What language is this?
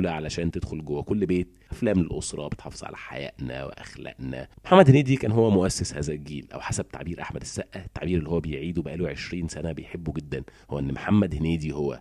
Arabic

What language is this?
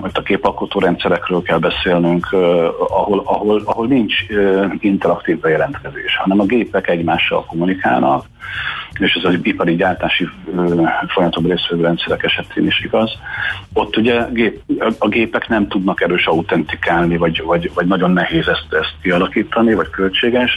Hungarian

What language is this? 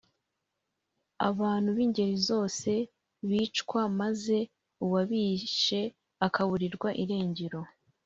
Kinyarwanda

